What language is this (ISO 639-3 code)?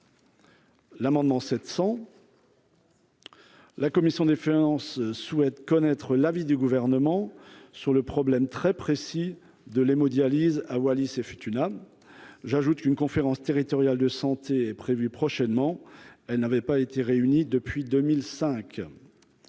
fra